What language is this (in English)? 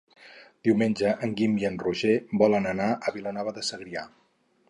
Catalan